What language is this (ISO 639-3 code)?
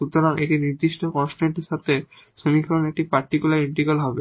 ben